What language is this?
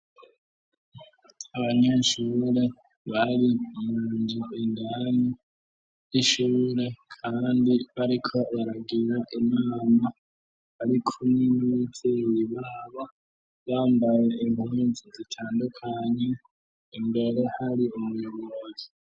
Rundi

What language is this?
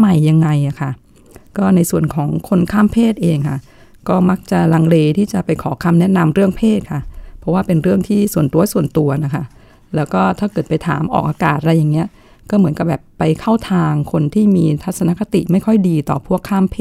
Thai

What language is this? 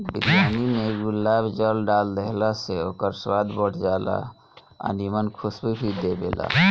Bhojpuri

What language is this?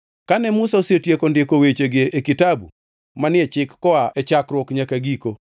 Luo (Kenya and Tanzania)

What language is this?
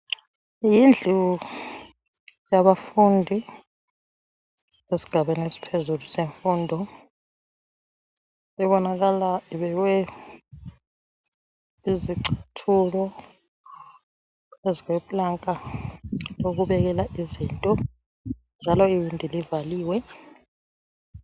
North Ndebele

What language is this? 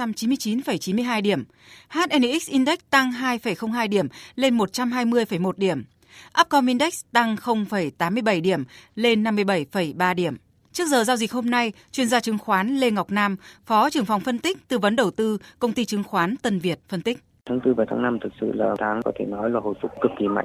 Vietnamese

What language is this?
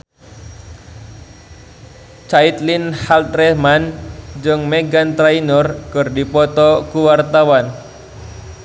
Sundanese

